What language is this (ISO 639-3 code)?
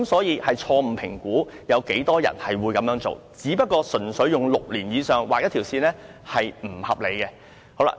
yue